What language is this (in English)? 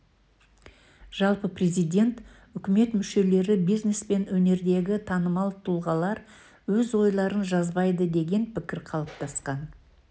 Kazakh